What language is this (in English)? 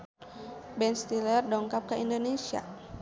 Sundanese